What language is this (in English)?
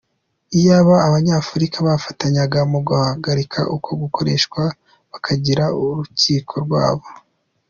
Kinyarwanda